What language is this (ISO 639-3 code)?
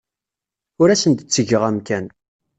kab